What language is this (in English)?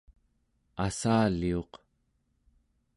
Central Yupik